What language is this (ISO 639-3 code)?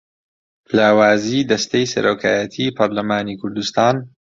ckb